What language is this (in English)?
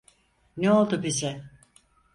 Turkish